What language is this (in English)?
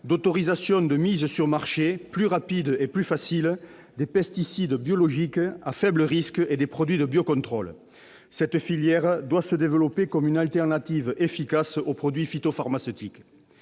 French